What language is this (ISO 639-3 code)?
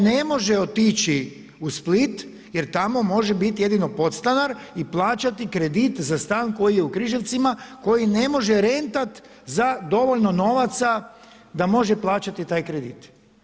hrv